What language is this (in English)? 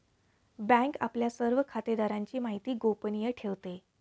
Marathi